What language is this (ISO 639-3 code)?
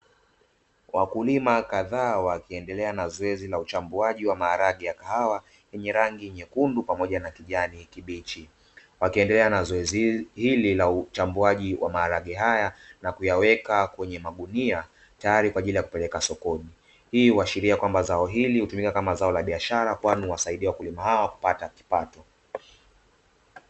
swa